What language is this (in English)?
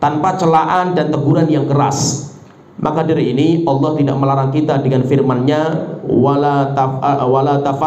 Indonesian